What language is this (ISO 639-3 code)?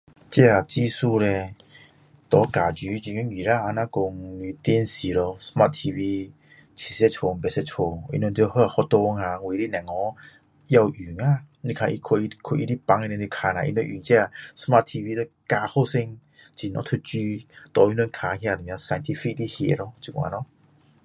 cdo